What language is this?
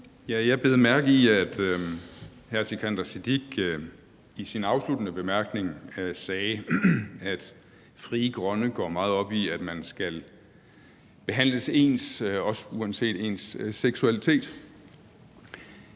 Danish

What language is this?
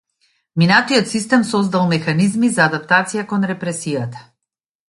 Macedonian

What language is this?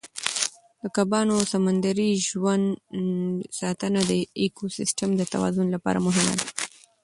Pashto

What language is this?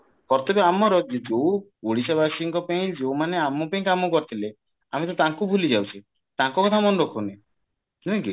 Odia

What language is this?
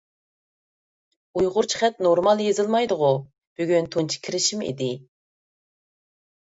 Uyghur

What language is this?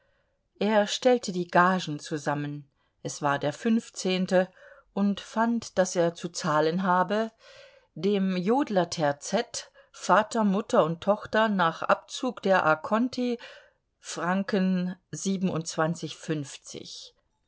German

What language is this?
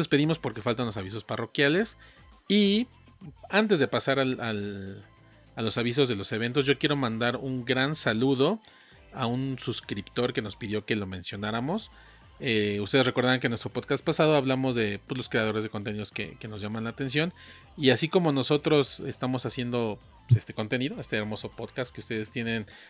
Spanish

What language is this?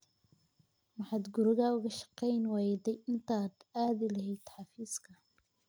Somali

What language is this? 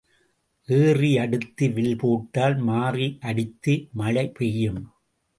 Tamil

